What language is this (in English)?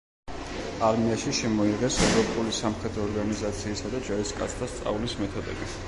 Georgian